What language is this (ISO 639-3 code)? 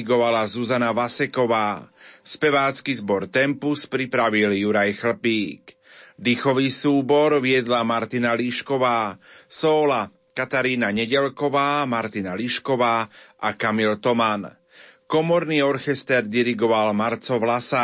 slk